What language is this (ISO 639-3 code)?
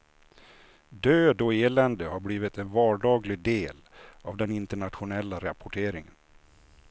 swe